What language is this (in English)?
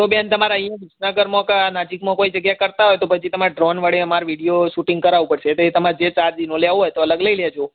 Gujarati